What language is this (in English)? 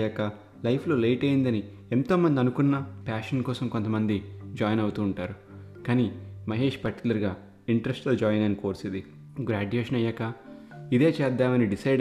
Telugu